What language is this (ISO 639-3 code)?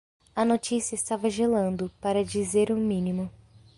por